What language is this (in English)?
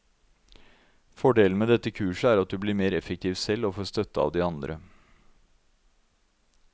Norwegian